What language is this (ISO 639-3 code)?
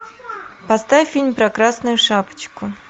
rus